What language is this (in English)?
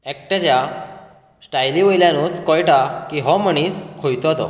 Konkani